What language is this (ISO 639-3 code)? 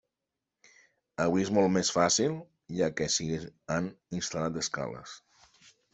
cat